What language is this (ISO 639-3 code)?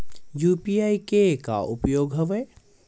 hne